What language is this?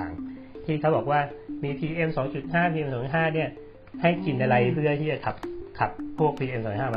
Thai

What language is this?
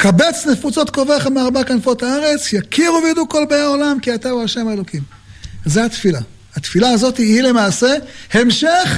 Hebrew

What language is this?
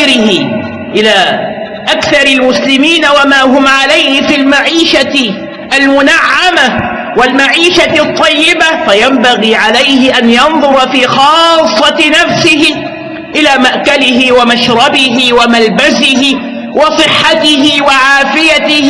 Arabic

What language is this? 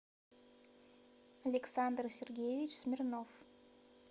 Russian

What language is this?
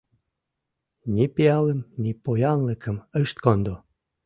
Mari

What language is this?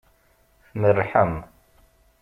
Kabyle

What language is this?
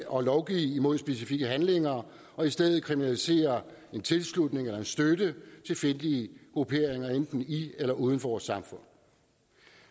Danish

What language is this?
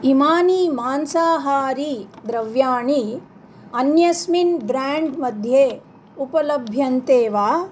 Sanskrit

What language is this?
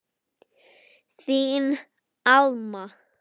Icelandic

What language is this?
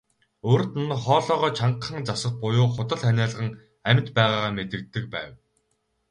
Mongolian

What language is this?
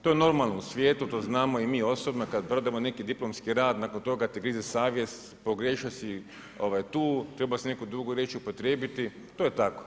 Croatian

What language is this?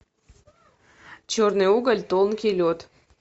Russian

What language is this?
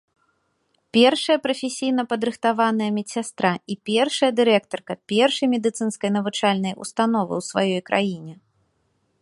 Belarusian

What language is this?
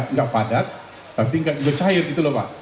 Indonesian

